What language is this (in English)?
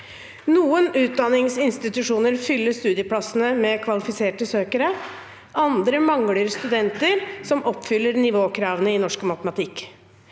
Norwegian